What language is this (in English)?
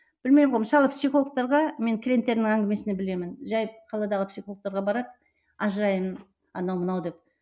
Kazakh